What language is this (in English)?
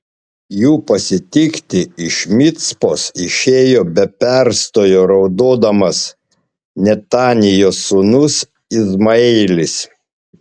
Lithuanian